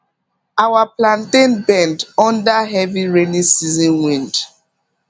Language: Nigerian Pidgin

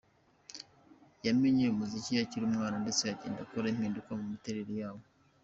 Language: Kinyarwanda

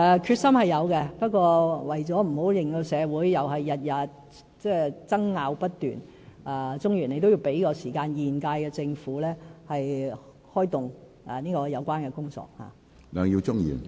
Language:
Cantonese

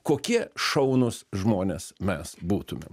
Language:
Lithuanian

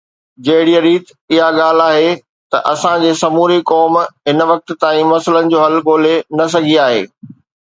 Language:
Sindhi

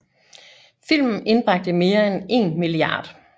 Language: Danish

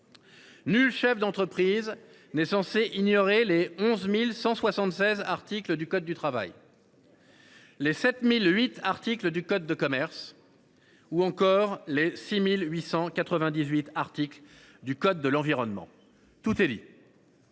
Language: French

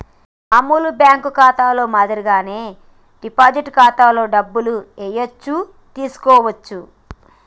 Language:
Telugu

